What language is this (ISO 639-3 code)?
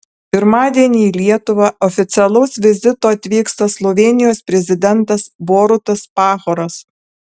lit